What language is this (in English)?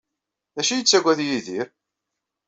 Kabyle